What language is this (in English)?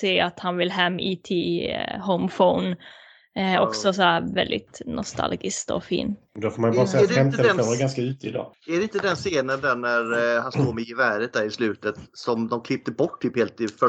Swedish